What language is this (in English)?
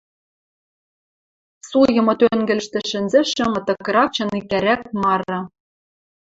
Western Mari